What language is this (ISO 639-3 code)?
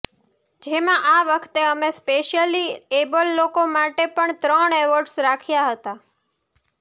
guj